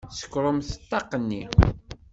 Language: Kabyle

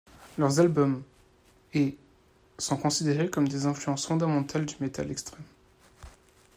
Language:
French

